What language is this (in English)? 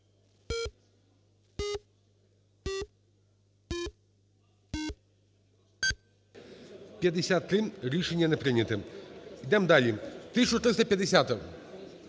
Ukrainian